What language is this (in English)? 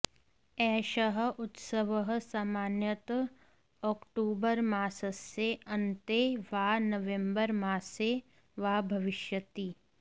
Sanskrit